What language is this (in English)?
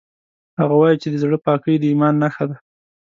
Pashto